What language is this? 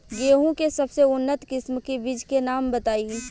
Bhojpuri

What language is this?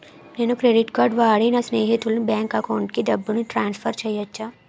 Telugu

